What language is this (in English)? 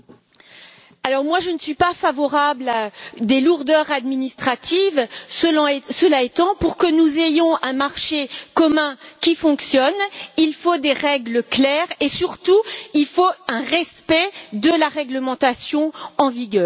French